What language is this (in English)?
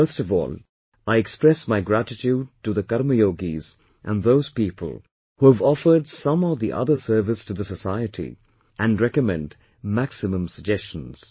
English